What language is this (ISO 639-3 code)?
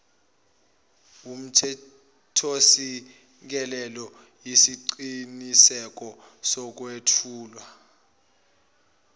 zul